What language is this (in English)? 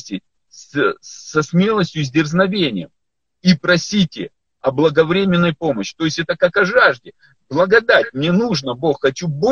Russian